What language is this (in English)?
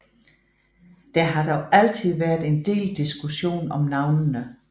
Danish